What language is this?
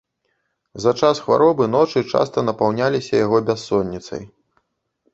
Belarusian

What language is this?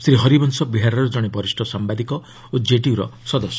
Odia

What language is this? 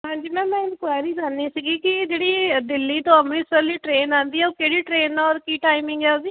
Punjabi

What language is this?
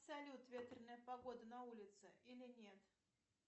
Russian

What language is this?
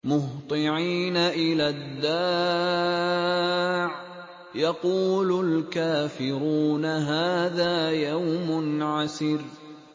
Arabic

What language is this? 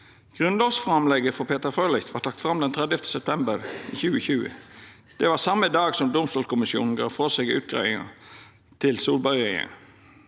Norwegian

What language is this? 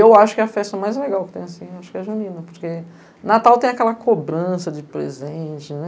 Portuguese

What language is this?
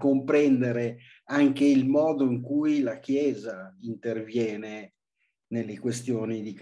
Italian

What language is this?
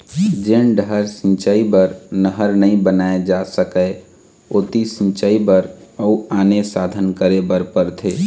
Chhattisgarhi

